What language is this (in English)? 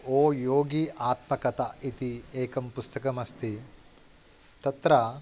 Sanskrit